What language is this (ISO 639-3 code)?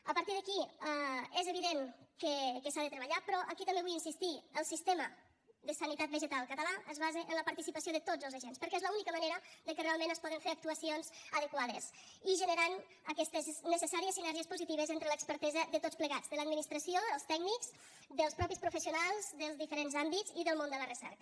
cat